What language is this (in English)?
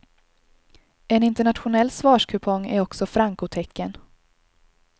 Swedish